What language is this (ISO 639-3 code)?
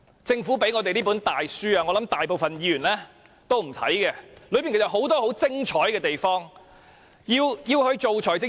yue